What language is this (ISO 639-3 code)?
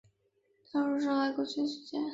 zho